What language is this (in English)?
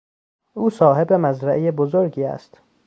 Persian